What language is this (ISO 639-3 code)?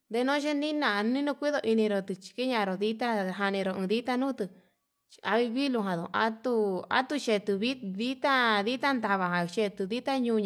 mab